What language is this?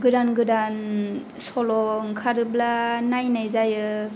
Bodo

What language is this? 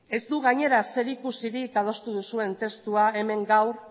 Basque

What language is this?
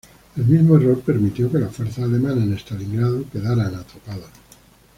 Spanish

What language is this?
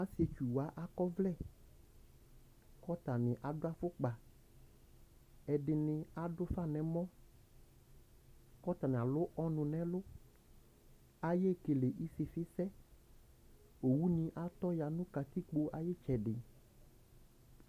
Ikposo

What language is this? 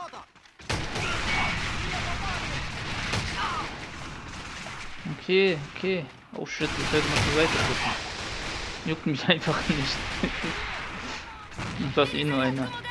German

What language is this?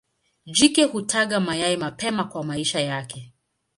Swahili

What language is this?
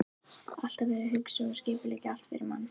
Icelandic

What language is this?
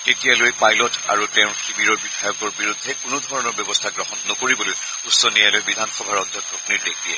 Assamese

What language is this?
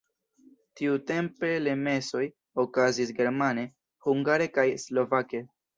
Esperanto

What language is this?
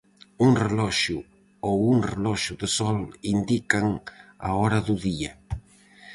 Galician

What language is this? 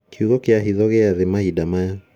Kikuyu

